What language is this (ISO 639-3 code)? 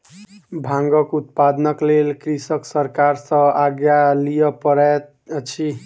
mai